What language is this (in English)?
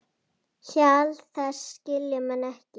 Icelandic